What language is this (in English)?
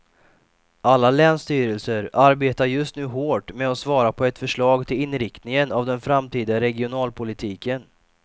Swedish